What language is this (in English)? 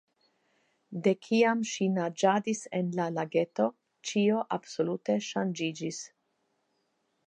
Esperanto